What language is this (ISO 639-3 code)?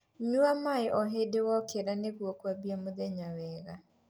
kik